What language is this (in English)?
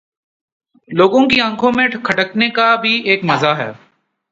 Urdu